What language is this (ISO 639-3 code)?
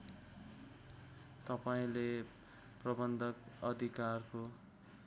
nep